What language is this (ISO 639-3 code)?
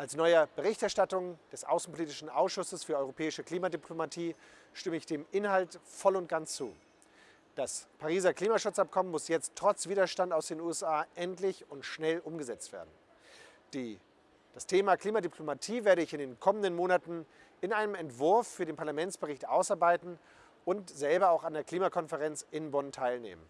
deu